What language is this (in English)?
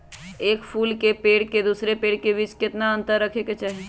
Magahi